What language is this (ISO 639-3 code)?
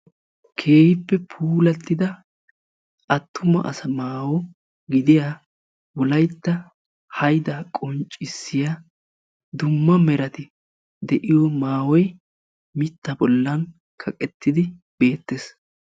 wal